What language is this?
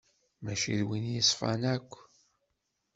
Kabyle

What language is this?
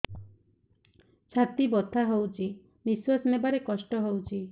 Odia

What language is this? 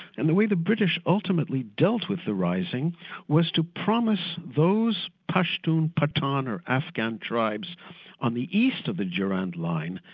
English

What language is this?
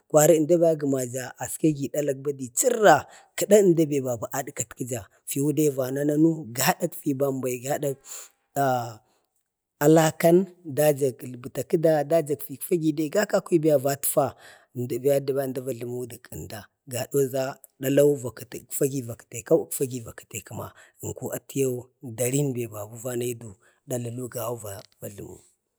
Bade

